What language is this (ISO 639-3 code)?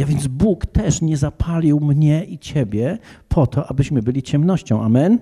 pol